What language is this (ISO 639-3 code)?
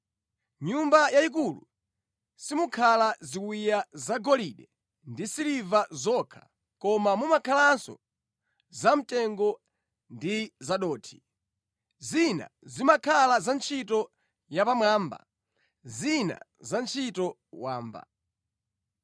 nya